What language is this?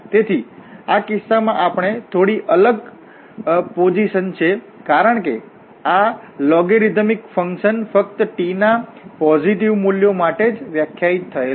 Gujarati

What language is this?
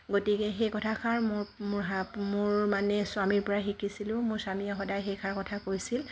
Assamese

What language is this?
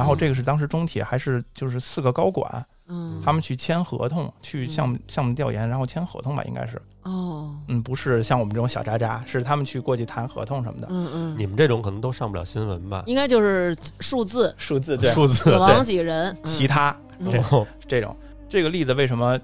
Chinese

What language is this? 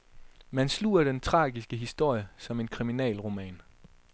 Danish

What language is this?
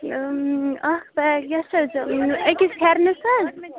Kashmiri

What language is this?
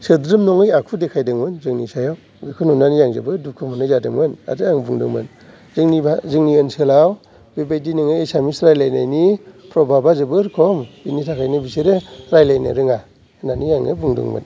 Bodo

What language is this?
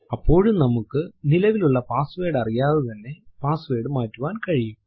Malayalam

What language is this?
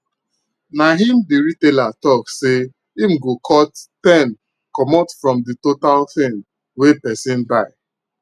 Nigerian Pidgin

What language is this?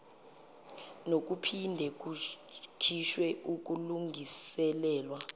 Zulu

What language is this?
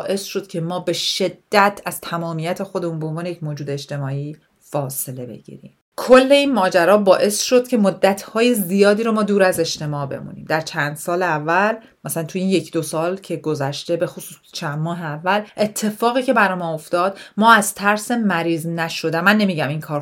Persian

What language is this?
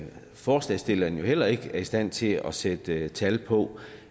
Danish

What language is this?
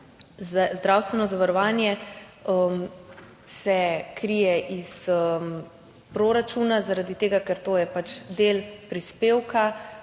Slovenian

